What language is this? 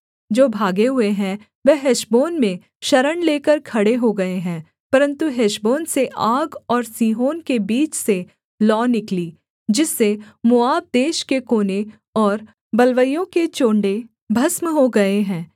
Hindi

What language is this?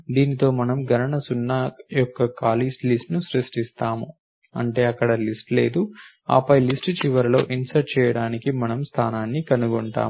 Telugu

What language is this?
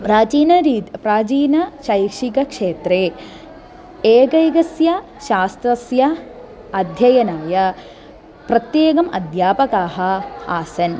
Sanskrit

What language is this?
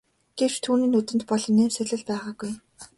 Mongolian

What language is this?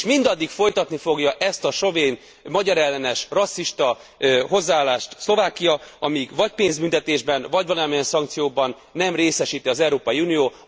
Hungarian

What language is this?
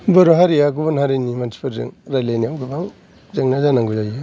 Bodo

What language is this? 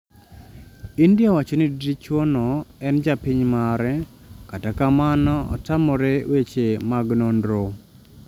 Luo (Kenya and Tanzania)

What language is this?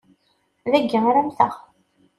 Kabyle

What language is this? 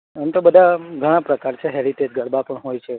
Gujarati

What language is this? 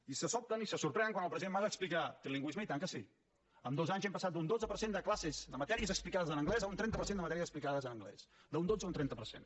Catalan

